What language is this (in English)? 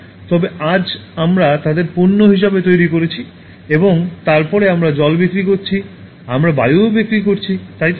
Bangla